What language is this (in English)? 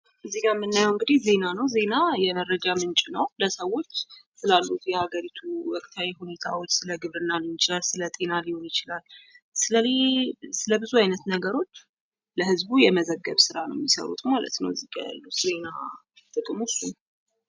Amharic